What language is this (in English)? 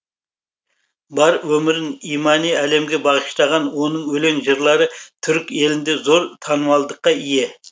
Kazakh